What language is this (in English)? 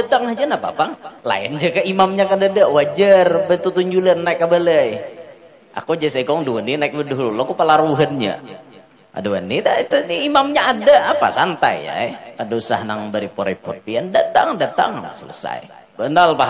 Indonesian